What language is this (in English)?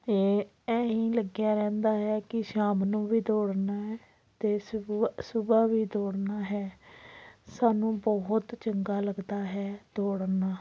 Punjabi